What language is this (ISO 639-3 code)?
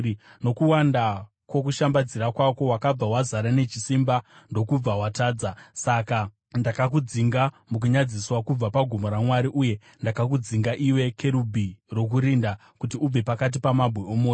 sna